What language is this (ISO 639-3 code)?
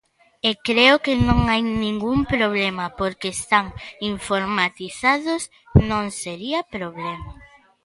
glg